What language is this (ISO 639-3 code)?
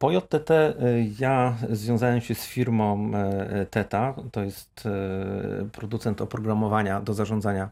pol